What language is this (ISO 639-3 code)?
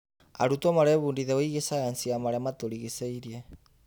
kik